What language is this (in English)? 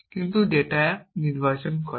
Bangla